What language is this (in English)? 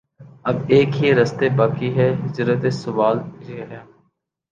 Urdu